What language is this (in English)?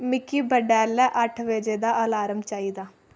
Dogri